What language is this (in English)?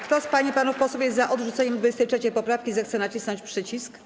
Polish